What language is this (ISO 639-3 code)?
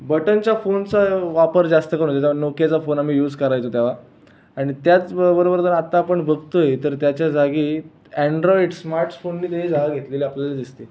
mar